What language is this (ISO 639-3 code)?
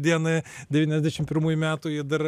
lit